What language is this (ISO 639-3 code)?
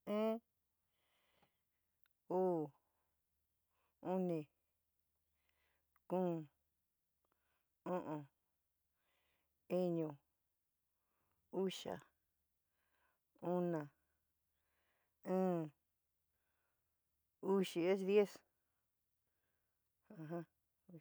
mig